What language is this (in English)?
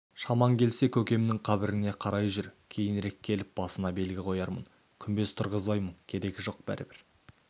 Kazakh